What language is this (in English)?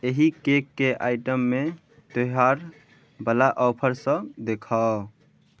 Maithili